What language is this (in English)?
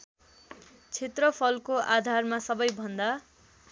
Nepali